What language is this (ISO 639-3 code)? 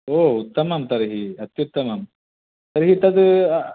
san